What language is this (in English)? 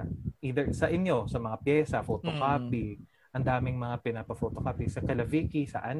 Filipino